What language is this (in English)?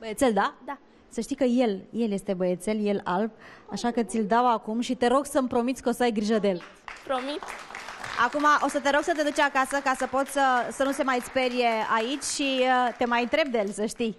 Romanian